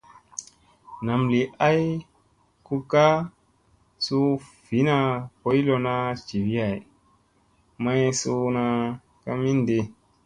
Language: Musey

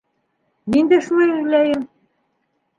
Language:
Bashkir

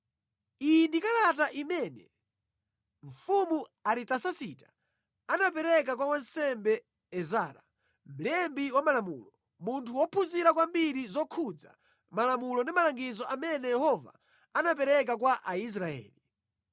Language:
Nyanja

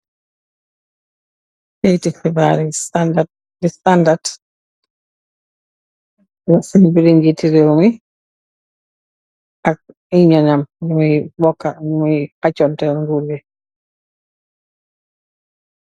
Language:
Wolof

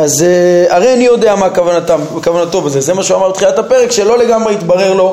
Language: Hebrew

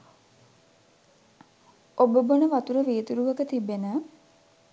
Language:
Sinhala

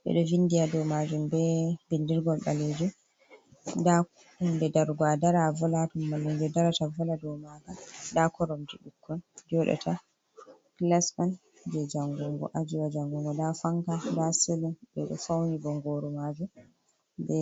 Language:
Fula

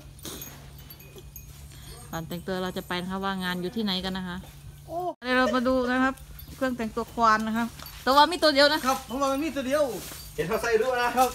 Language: Thai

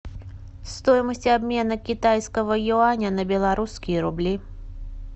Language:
Russian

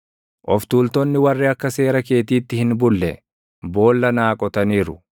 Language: Oromo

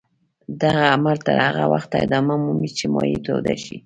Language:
Pashto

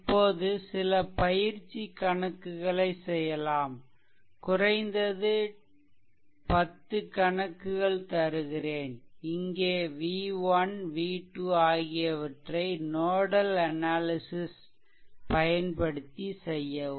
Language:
Tamil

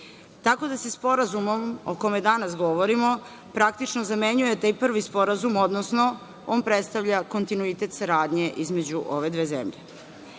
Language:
Serbian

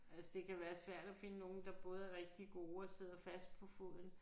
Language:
Danish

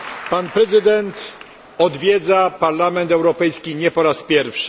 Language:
Polish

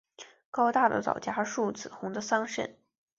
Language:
Chinese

